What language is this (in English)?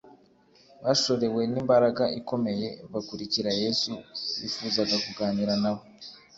Kinyarwanda